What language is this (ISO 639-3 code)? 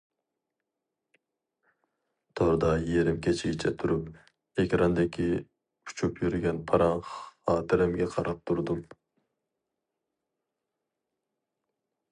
uig